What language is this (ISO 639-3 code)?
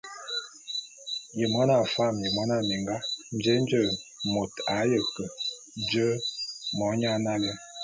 bum